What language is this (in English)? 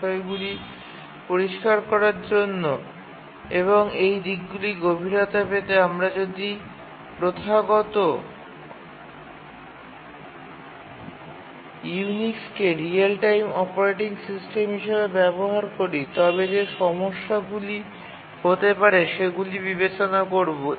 Bangla